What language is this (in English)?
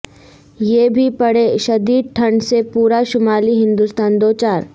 Urdu